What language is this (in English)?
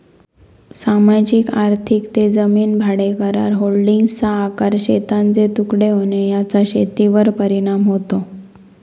Marathi